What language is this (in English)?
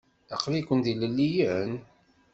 Kabyle